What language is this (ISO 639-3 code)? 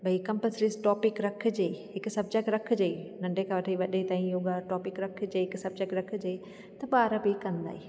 snd